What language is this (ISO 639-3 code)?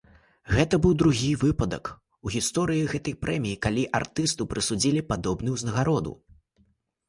bel